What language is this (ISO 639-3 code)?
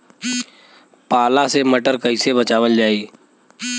bho